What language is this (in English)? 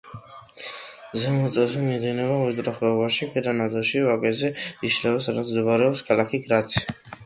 Georgian